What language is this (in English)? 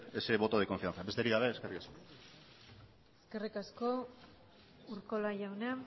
Basque